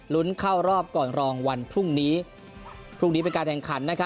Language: Thai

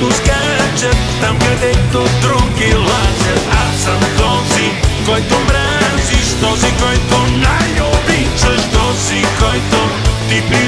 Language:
Romanian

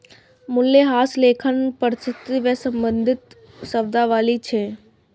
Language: Maithili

